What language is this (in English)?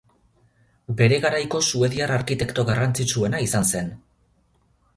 Basque